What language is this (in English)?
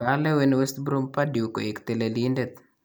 Kalenjin